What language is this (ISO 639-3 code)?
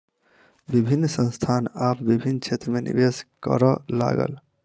mai